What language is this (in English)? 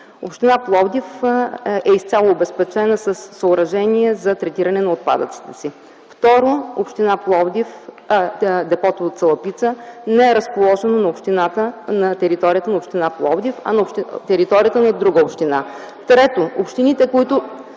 Bulgarian